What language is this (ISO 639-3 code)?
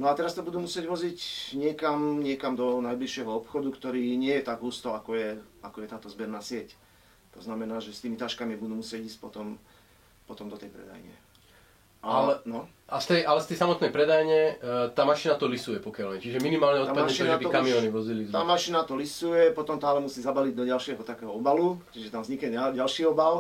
slk